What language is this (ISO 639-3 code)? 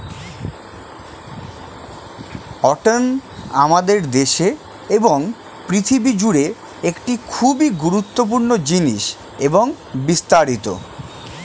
ben